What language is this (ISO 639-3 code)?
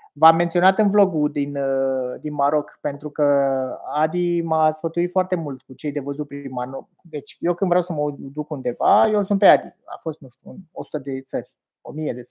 ron